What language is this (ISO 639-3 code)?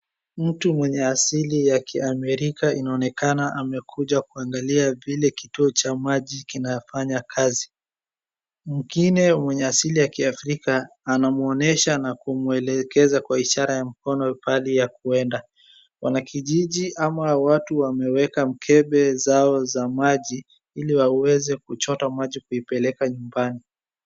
swa